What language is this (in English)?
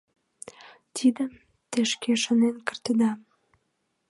Mari